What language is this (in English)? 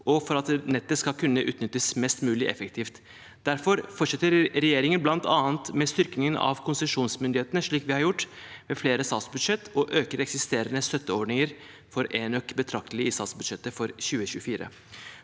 Norwegian